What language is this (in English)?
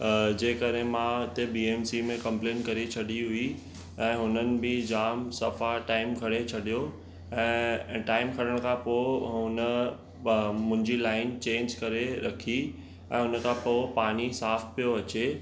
Sindhi